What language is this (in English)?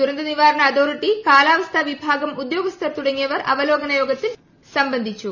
Malayalam